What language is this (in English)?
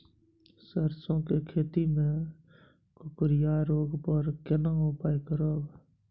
Maithili